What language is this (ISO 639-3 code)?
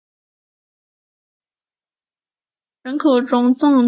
zho